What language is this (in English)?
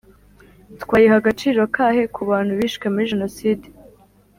Kinyarwanda